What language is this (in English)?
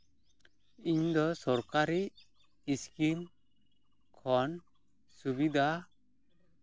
Santali